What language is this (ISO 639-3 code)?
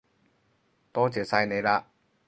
yue